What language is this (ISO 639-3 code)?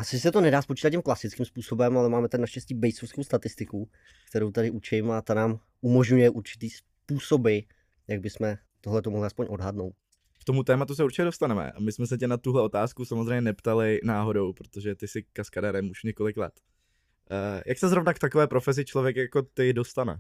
ces